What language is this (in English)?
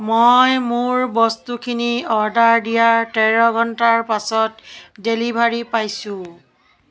Assamese